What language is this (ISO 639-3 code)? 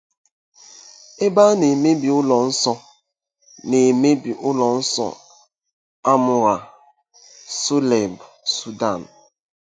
ibo